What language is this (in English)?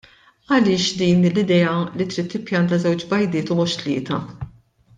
Maltese